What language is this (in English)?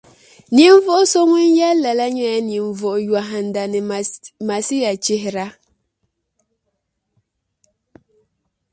Dagbani